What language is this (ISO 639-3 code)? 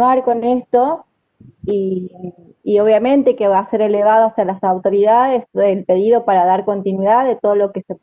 spa